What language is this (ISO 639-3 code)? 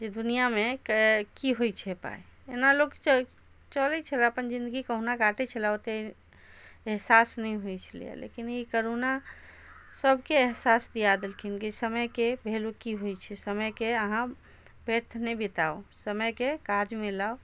mai